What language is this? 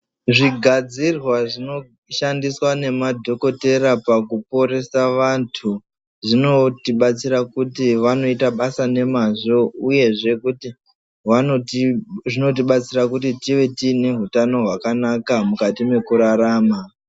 Ndau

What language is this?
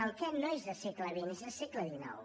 Catalan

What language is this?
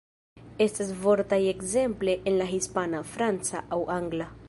Esperanto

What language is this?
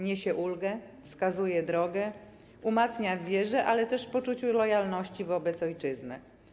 Polish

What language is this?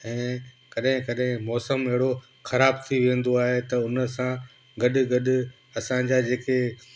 Sindhi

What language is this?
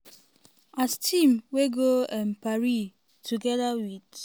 Nigerian Pidgin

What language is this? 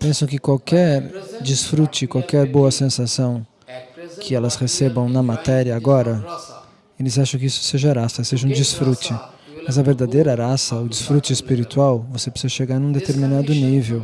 Portuguese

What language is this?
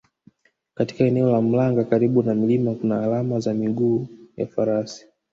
Swahili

